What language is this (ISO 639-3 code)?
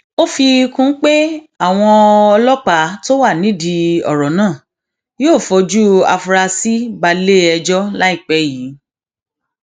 yor